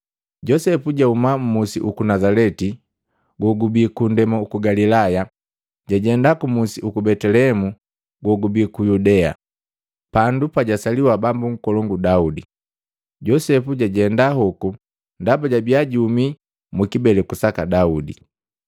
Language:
Matengo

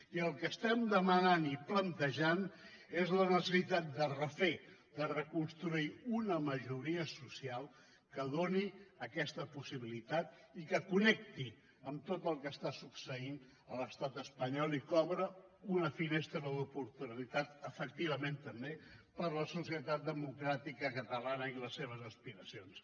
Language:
Catalan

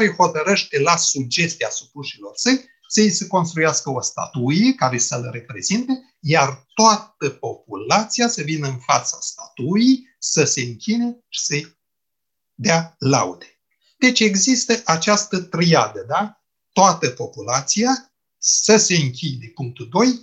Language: Romanian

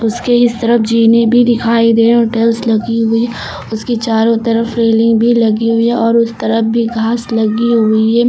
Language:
Hindi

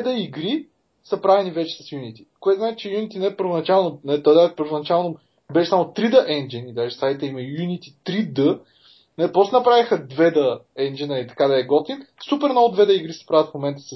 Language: Bulgarian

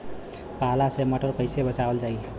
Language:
Bhojpuri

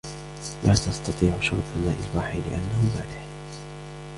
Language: Arabic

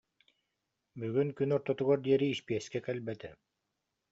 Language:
Yakut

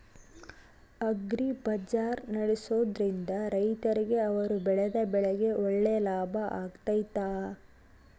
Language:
Kannada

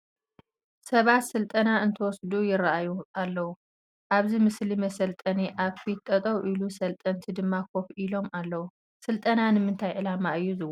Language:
Tigrinya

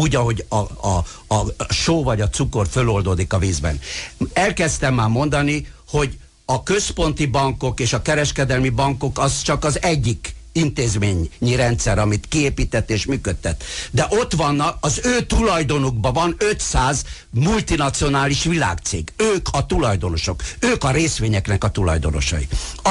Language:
Hungarian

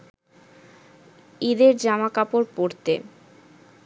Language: Bangla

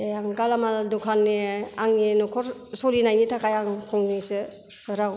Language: Bodo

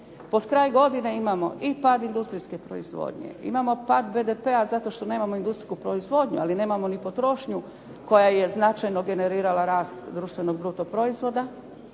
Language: Croatian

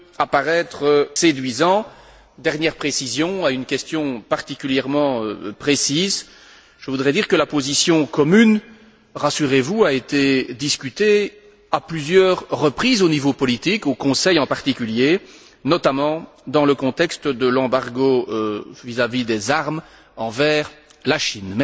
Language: French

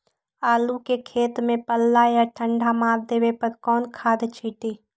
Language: Magahi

